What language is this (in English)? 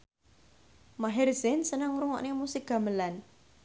Javanese